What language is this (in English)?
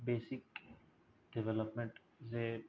Bodo